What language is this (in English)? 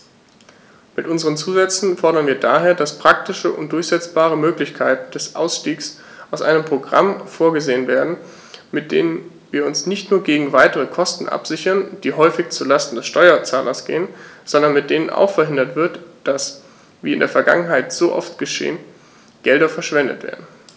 German